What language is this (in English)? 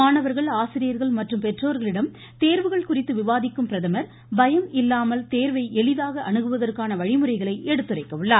Tamil